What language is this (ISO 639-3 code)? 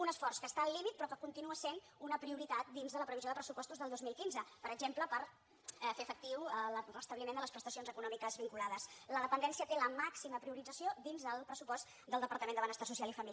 cat